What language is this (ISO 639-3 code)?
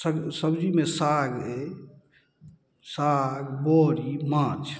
mai